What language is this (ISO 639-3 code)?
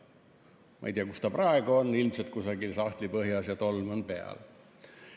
est